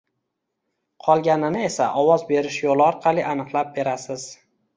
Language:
Uzbek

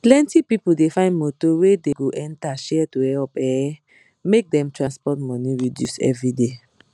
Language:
Nigerian Pidgin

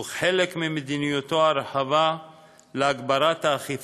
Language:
Hebrew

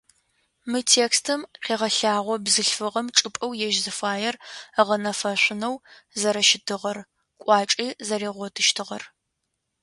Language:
Adyghe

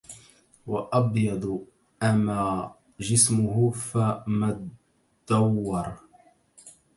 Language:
Arabic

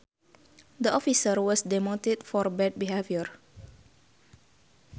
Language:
Sundanese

